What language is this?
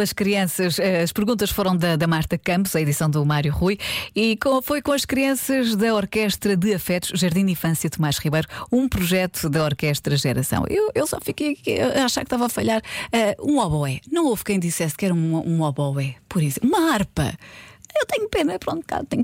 Portuguese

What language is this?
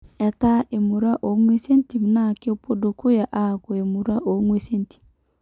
Masai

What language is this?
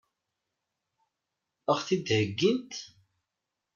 Kabyle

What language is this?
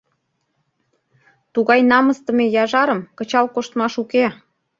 Mari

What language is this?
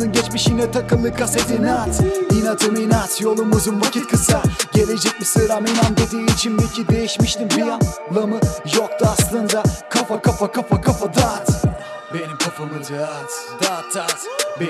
Turkish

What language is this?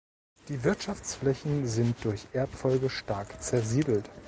German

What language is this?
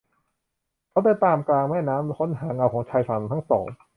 Thai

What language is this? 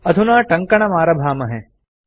Sanskrit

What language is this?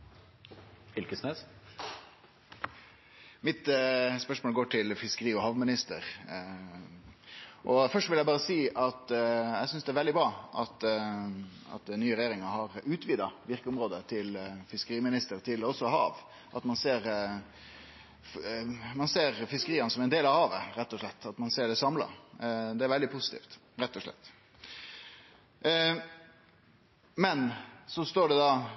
Norwegian Nynorsk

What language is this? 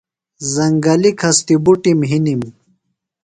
Phalura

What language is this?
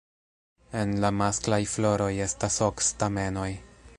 Esperanto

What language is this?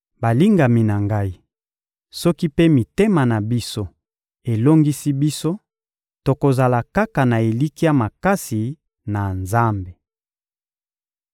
Lingala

